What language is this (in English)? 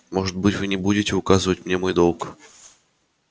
Russian